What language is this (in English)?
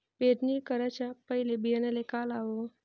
Marathi